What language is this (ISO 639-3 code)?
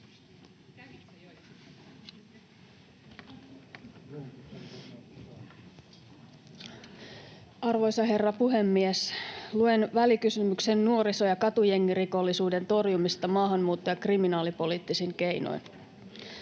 fin